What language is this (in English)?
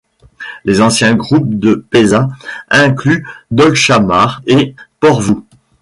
French